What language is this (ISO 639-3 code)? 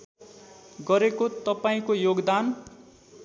nep